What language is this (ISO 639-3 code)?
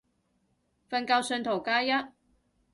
yue